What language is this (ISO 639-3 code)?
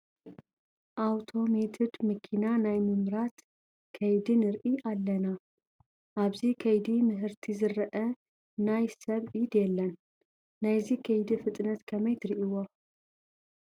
tir